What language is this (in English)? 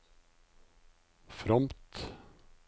Norwegian